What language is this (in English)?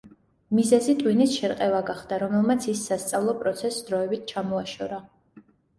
Georgian